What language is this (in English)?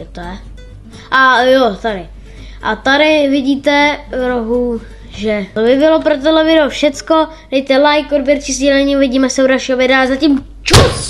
Czech